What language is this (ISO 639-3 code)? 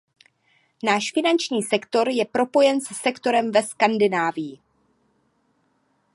ces